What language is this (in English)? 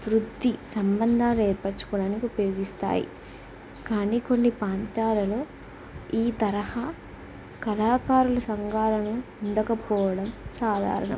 Telugu